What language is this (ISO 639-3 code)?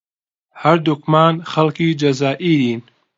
ckb